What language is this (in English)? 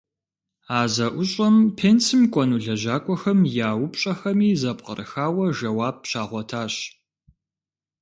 Kabardian